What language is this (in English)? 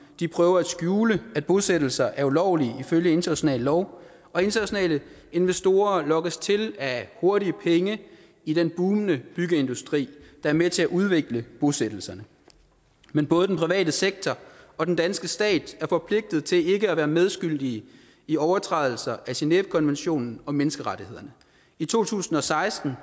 Danish